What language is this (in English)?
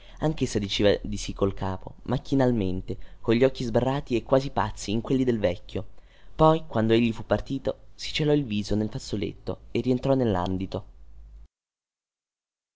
Italian